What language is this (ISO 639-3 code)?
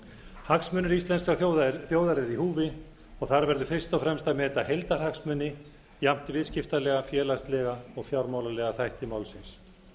isl